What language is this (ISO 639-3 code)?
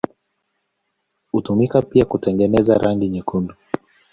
swa